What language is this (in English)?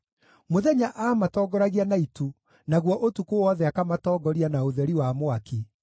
Kikuyu